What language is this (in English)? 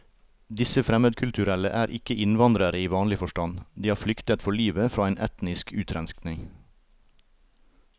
Norwegian